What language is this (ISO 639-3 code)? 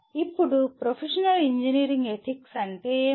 tel